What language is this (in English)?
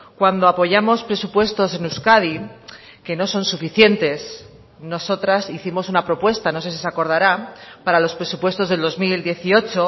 Spanish